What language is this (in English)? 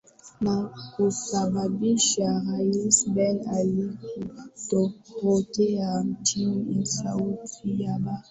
Swahili